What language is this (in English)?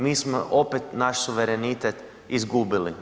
Croatian